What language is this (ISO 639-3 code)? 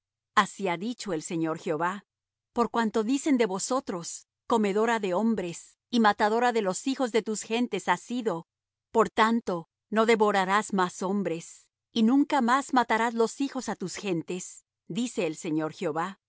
spa